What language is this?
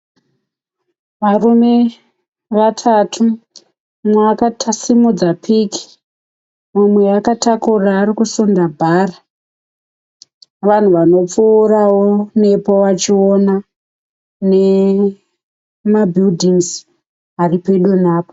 Shona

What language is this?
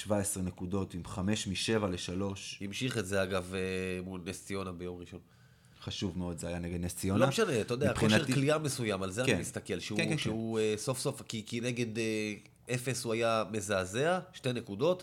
Hebrew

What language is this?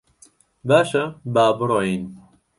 Central Kurdish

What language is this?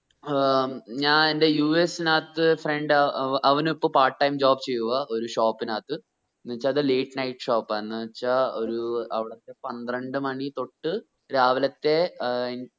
Malayalam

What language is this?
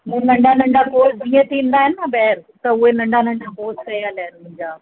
Sindhi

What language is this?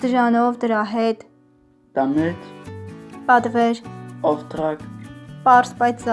Armenian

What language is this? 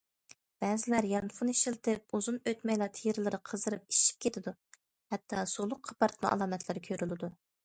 Uyghur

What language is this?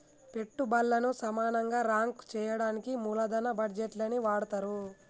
Telugu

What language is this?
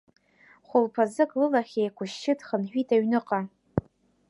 Abkhazian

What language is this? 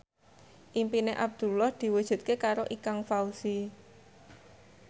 Javanese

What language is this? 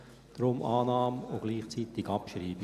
Swiss German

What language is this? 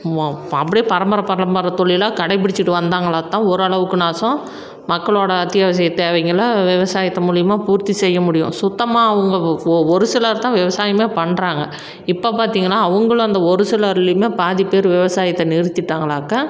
Tamil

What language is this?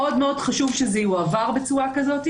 Hebrew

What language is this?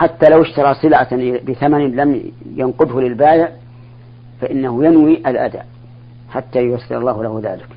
Arabic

